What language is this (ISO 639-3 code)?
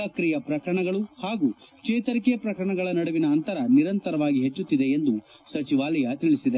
kan